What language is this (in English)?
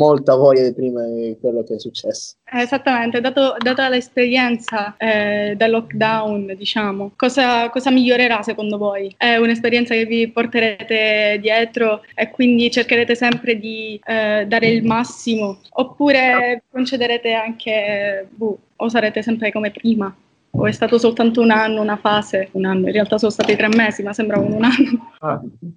Italian